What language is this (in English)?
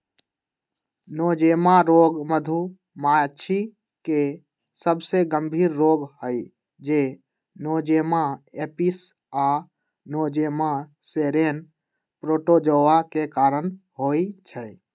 Magahi